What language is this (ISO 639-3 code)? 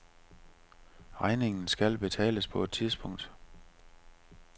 dan